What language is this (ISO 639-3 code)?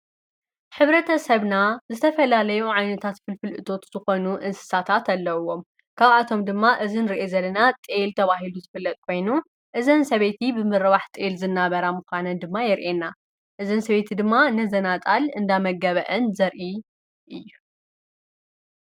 tir